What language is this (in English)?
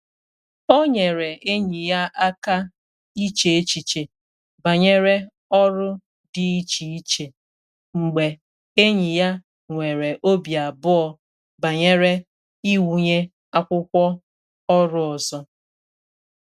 Igbo